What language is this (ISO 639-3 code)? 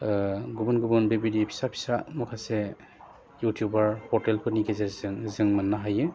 brx